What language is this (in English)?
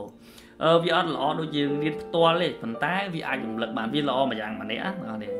Vietnamese